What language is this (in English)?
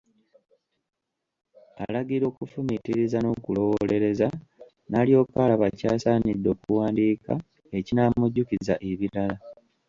Ganda